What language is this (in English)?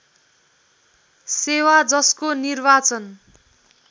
Nepali